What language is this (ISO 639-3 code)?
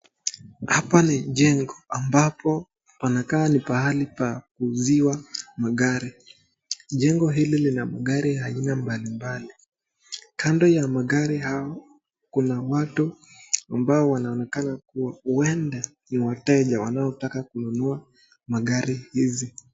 swa